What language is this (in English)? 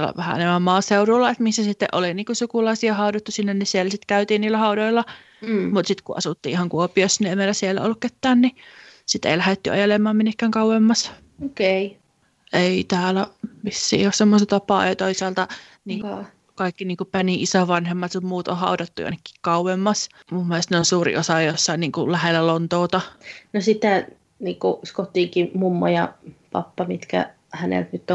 Finnish